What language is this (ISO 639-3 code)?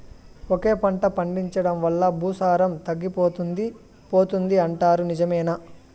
tel